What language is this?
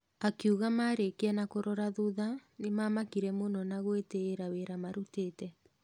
Kikuyu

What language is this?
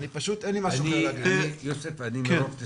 Hebrew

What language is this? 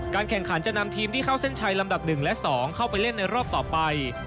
Thai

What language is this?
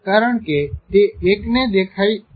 Gujarati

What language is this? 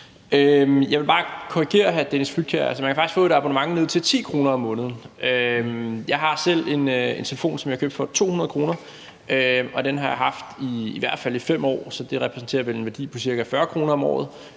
Danish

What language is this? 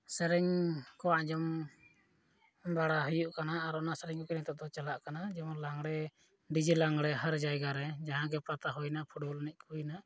Santali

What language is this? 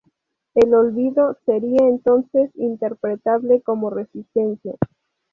Spanish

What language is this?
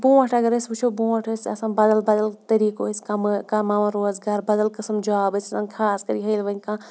Kashmiri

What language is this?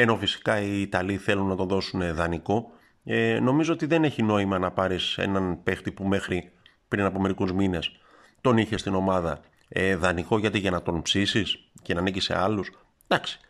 Greek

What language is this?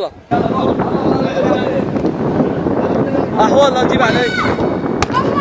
Arabic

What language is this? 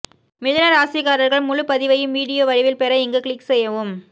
Tamil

